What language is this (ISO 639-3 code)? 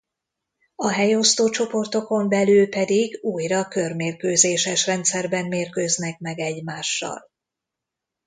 hun